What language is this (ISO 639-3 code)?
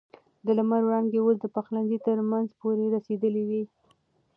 pus